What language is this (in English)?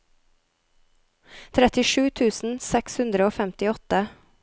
Norwegian